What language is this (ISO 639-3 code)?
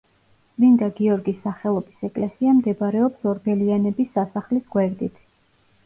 kat